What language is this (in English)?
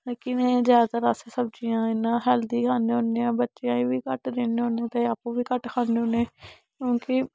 Dogri